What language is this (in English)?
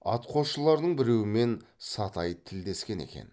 Kazakh